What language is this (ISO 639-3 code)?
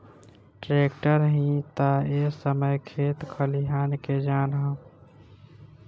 bho